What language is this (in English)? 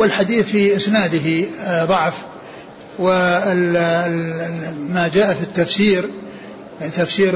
Arabic